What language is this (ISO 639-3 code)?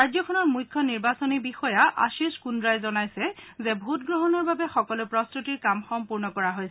asm